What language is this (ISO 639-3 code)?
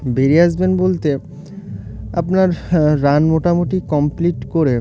ben